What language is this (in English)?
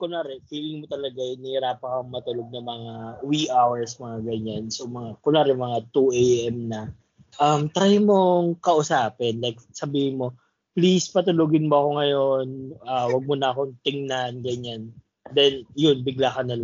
Filipino